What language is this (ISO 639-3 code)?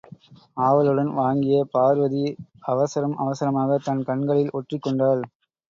tam